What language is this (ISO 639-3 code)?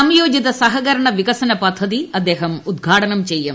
mal